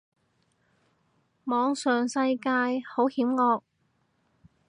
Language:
Cantonese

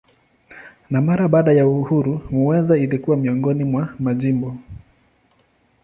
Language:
Swahili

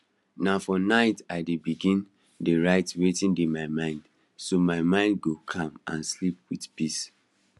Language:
Nigerian Pidgin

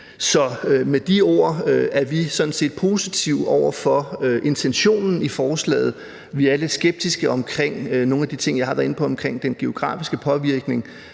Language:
Danish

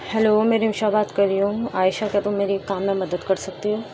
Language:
Urdu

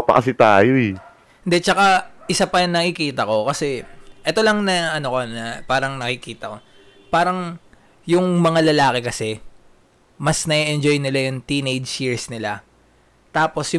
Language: Filipino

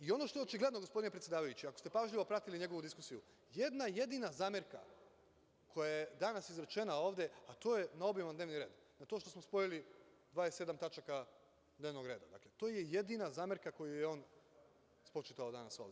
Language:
Serbian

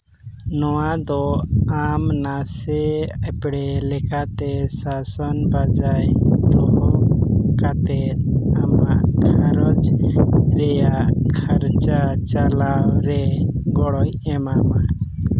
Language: Santali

